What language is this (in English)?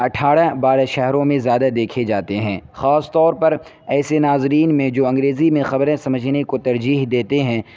Urdu